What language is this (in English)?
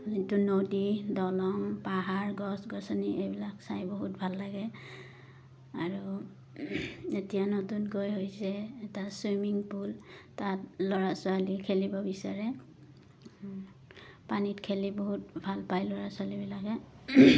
Assamese